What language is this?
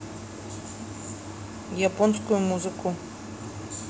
Russian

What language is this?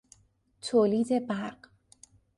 Persian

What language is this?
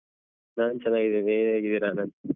Kannada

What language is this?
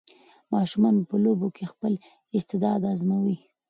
Pashto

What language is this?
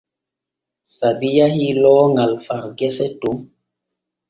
Borgu Fulfulde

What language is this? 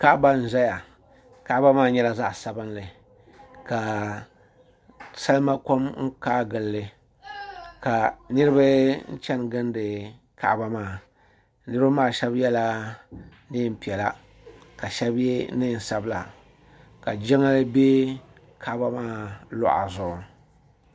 Dagbani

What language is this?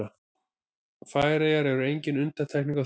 Icelandic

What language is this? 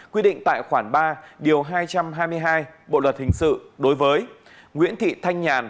Vietnamese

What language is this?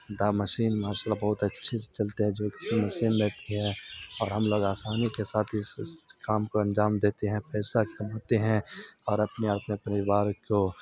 Urdu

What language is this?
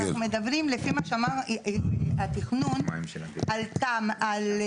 Hebrew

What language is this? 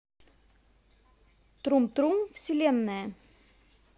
Russian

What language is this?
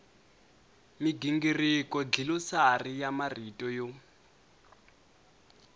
Tsonga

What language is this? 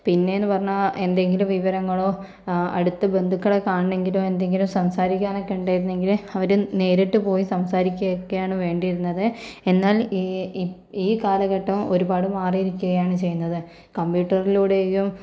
Malayalam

